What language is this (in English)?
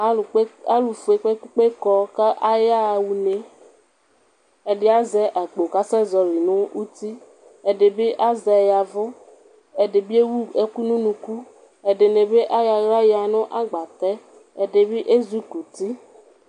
Ikposo